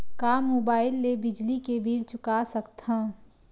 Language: Chhattisgarhi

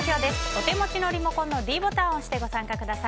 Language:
Japanese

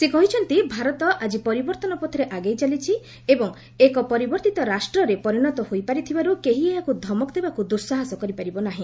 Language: Odia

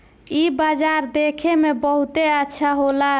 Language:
Bhojpuri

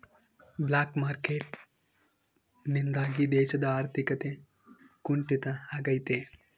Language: Kannada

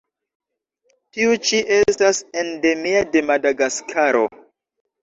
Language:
Esperanto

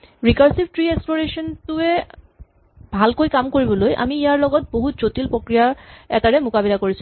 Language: Assamese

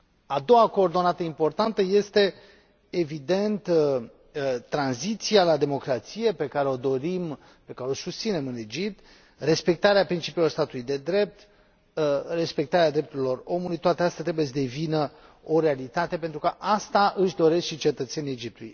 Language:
Romanian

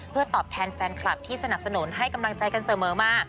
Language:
Thai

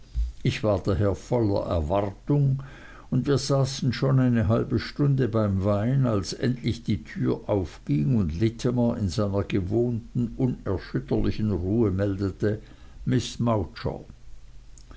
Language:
German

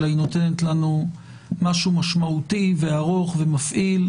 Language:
Hebrew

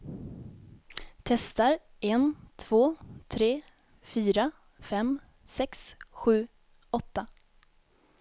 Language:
Swedish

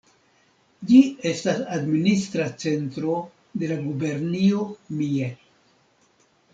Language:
Esperanto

